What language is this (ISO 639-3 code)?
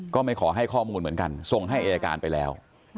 tha